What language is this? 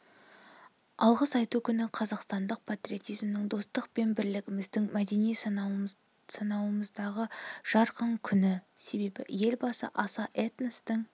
Kazakh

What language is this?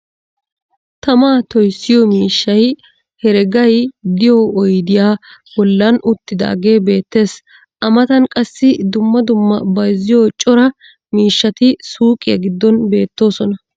Wolaytta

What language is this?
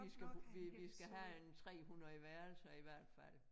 Danish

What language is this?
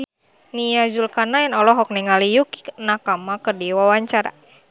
Sundanese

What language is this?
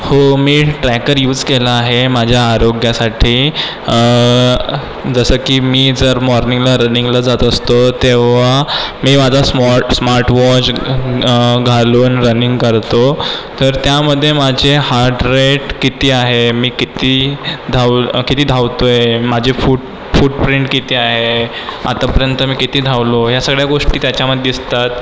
Marathi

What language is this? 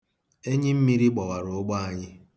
Igbo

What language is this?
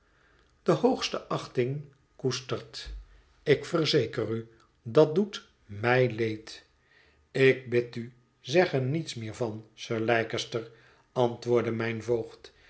Dutch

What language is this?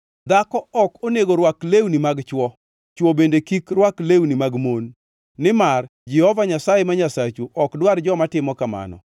Luo (Kenya and Tanzania)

